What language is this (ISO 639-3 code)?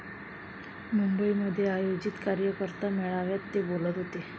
mar